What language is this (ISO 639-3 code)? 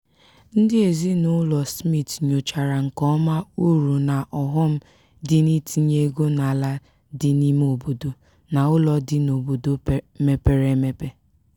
ibo